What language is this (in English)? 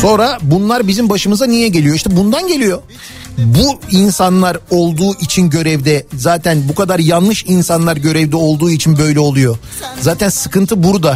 Turkish